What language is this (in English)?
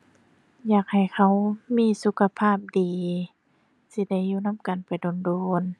Thai